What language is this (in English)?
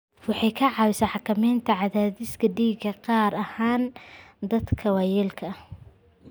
Somali